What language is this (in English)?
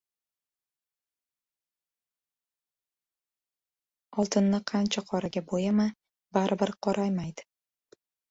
Uzbek